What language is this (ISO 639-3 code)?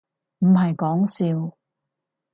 yue